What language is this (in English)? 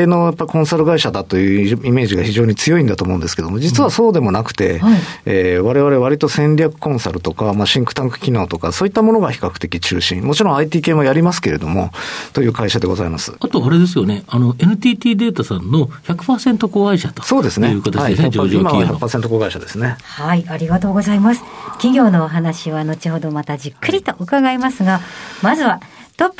Japanese